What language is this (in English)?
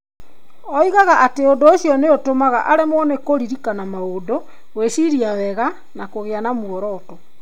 Kikuyu